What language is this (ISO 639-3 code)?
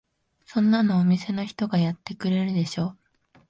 jpn